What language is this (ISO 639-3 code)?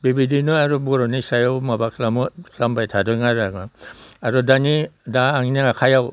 brx